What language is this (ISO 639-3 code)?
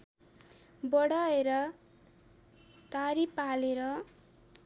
nep